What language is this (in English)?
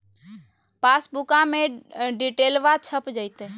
Magahi